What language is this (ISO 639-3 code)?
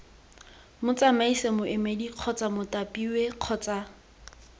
tsn